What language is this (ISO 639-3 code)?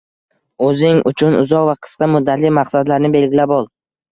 uzb